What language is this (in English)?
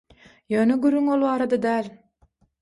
Turkmen